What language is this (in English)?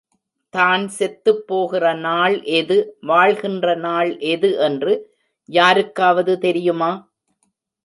Tamil